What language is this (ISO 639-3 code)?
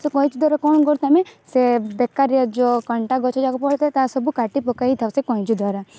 ori